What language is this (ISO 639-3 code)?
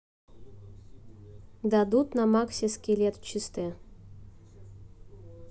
rus